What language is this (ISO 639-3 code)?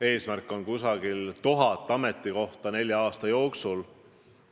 est